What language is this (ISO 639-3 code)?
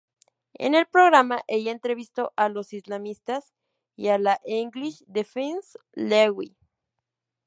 spa